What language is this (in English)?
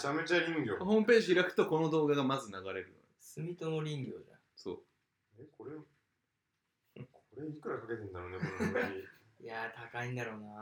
Japanese